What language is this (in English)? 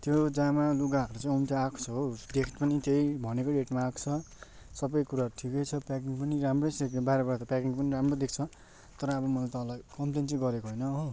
Nepali